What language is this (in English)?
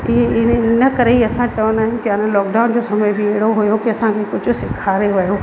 Sindhi